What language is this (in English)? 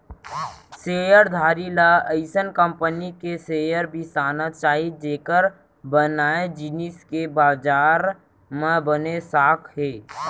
Chhattisgarhi